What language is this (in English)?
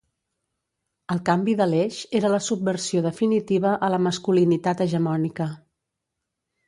Catalan